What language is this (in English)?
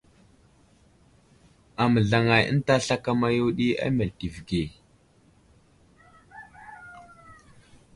Wuzlam